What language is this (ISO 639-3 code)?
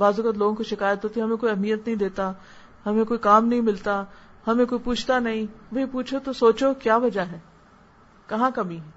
urd